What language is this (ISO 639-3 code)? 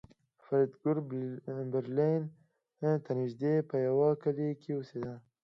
pus